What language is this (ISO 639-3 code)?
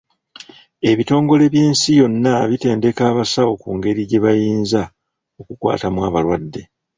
lug